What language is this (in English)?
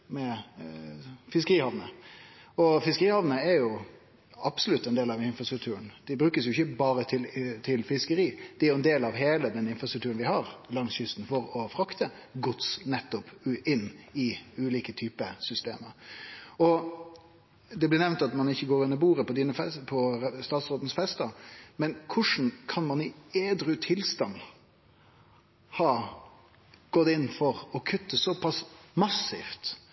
Norwegian Nynorsk